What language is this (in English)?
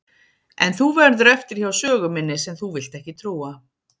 Icelandic